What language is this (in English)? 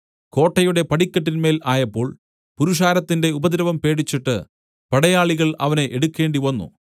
Malayalam